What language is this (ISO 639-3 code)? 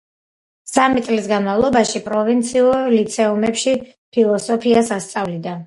kat